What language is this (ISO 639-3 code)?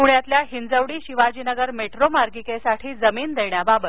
mar